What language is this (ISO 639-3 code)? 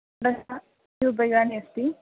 san